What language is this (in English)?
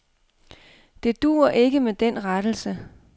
Danish